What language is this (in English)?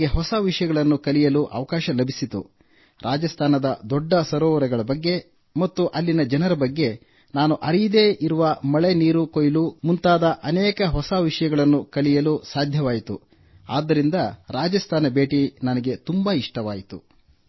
Kannada